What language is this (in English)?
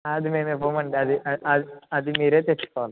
Telugu